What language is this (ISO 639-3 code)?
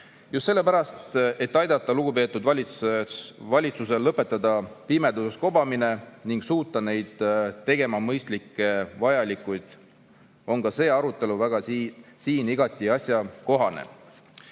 est